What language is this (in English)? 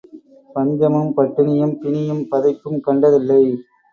Tamil